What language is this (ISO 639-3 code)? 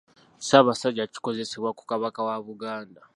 lug